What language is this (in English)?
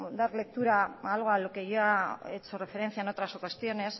Spanish